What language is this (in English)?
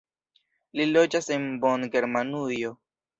Esperanto